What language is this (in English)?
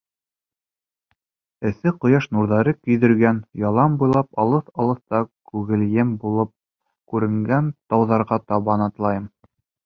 Bashkir